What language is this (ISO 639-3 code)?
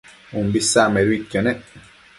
mcf